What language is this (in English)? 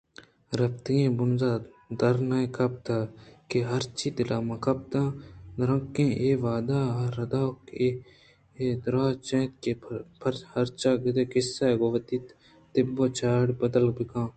Eastern Balochi